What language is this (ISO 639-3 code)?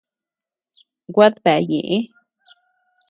cux